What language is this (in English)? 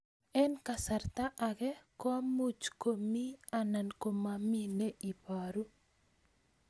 Kalenjin